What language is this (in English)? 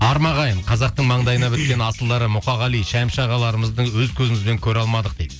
Kazakh